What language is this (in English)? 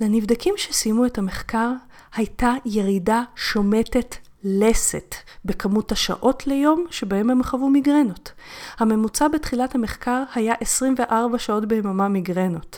Hebrew